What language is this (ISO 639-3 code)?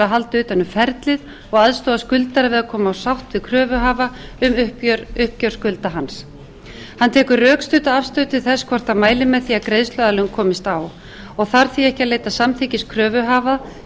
isl